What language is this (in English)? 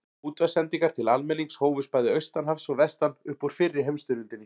Icelandic